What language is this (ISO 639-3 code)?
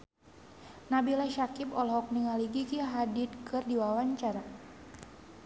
sun